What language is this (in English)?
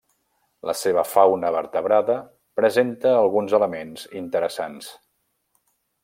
Catalan